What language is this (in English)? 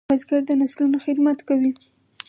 Pashto